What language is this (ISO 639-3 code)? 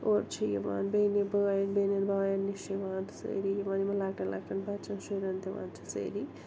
kas